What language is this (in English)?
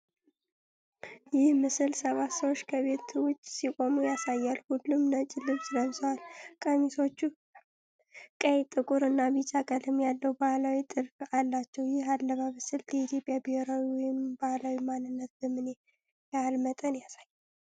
Amharic